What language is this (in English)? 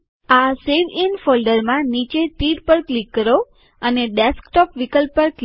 Gujarati